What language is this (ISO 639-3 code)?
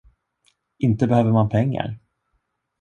swe